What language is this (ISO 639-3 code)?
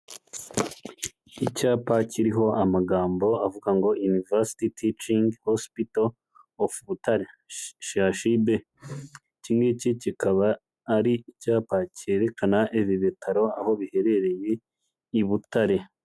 kin